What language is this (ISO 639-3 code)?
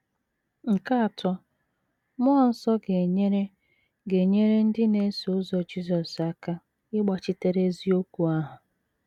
ibo